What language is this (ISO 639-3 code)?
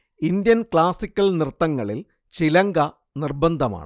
mal